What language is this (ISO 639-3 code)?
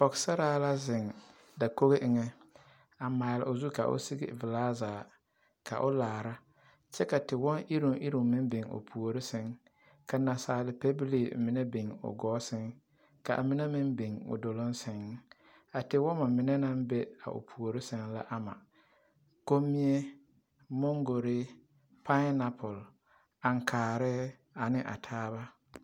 dga